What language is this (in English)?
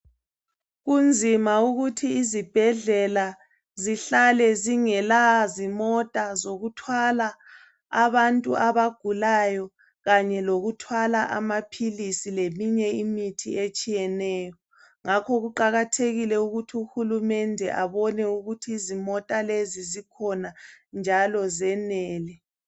North Ndebele